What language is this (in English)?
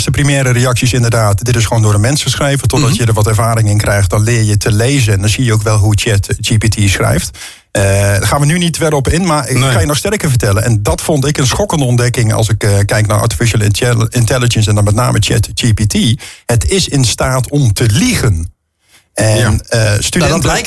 Dutch